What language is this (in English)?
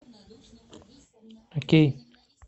Russian